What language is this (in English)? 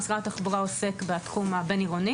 Hebrew